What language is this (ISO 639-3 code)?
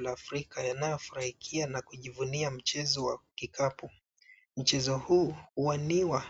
swa